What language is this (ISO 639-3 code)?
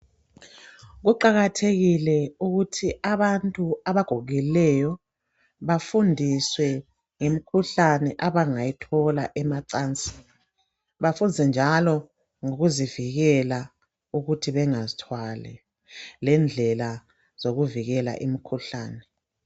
nde